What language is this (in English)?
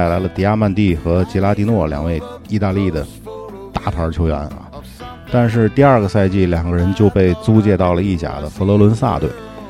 Chinese